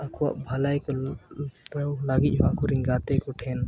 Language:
Santali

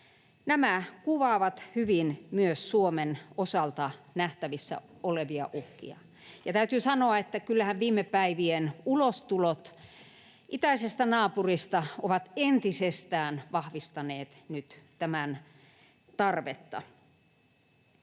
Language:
Finnish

